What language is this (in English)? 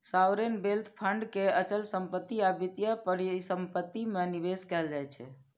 Maithili